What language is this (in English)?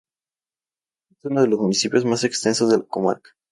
Spanish